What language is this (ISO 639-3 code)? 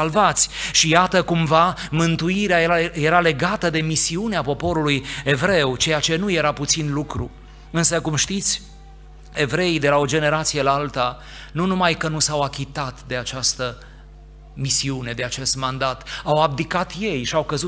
ron